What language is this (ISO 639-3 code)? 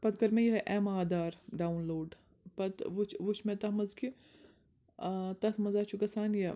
kas